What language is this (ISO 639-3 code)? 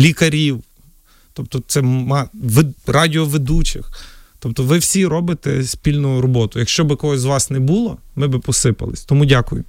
ukr